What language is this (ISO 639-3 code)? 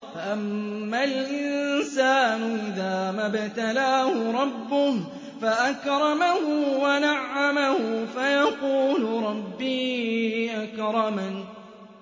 ara